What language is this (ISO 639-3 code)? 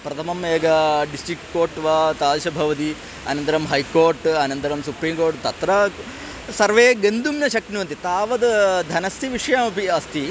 san